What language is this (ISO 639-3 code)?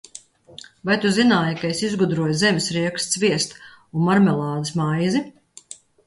lav